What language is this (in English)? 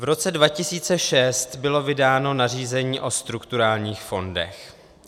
Czech